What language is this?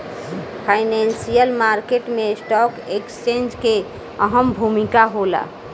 Bhojpuri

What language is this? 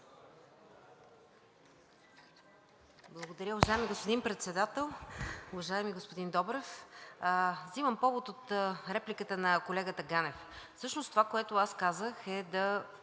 Bulgarian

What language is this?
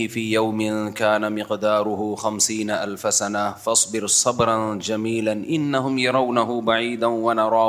Urdu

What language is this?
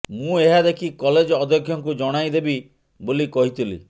Odia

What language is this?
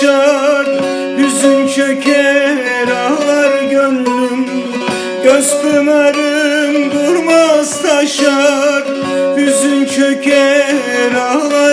Turkish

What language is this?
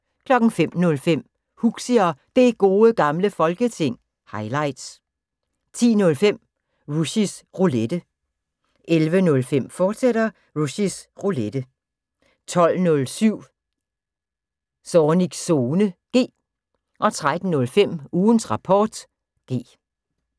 Danish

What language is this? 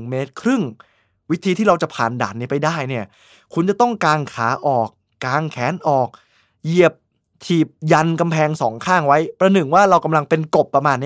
Thai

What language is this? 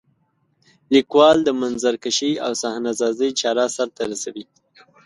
Pashto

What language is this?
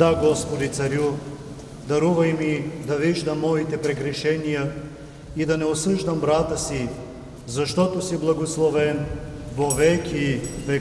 Romanian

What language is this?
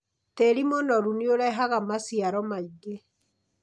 Kikuyu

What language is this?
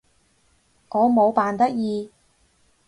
Cantonese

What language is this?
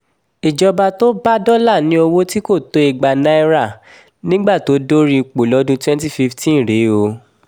Yoruba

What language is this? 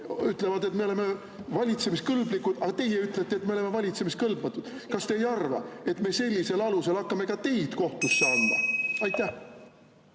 Estonian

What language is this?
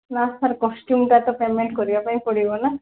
Odia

